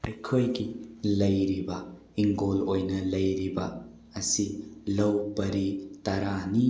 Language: Manipuri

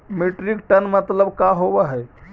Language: Magahi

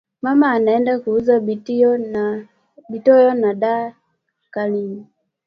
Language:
Swahili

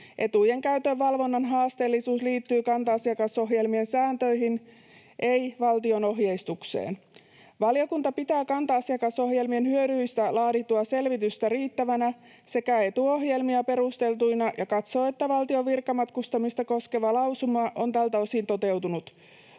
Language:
Finnish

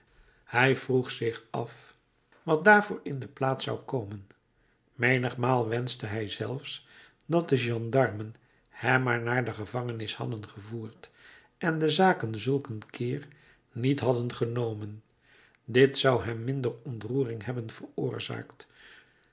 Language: Dutch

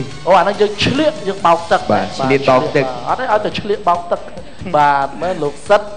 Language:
Thai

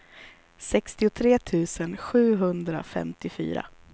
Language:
Swedish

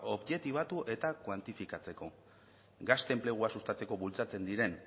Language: Basque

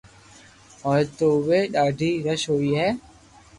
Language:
Loarki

